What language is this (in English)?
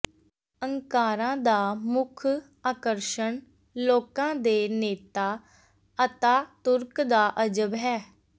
Punjabi